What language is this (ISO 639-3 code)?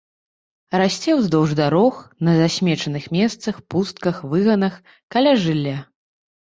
bel